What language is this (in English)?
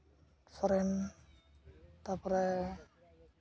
Santali